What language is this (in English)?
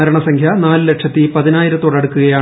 Malayalam